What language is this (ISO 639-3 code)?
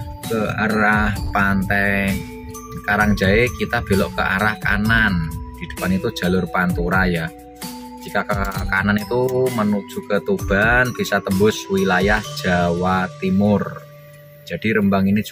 ind